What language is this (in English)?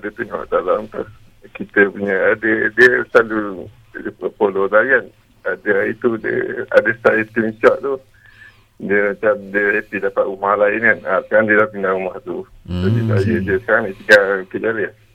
Malay